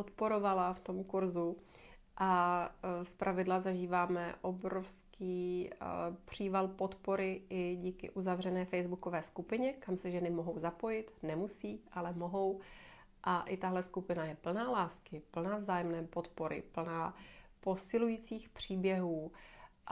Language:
Czech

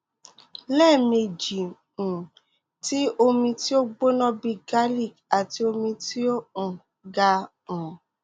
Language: Yoruba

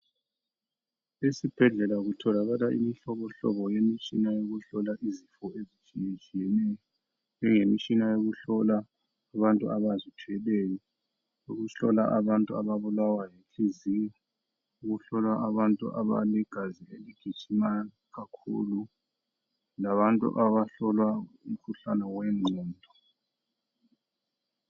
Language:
North Ndebele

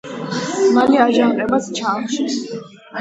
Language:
Georgian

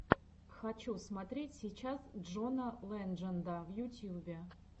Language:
Russian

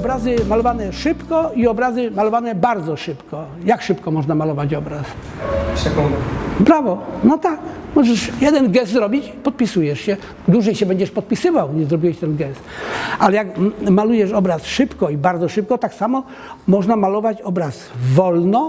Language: Polish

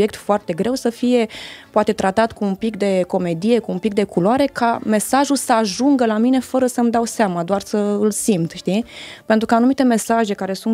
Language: Romanian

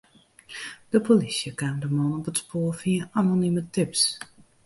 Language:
Western Frisian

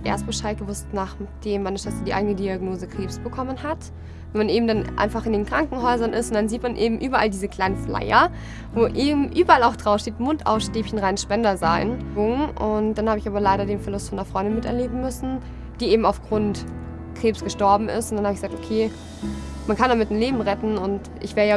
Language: German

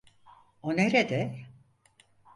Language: Turkish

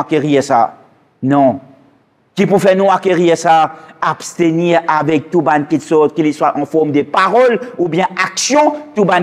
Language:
French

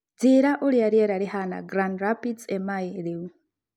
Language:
Kikuyu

